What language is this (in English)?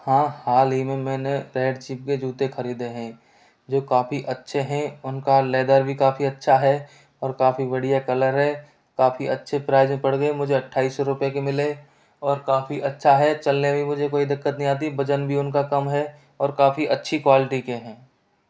Hindi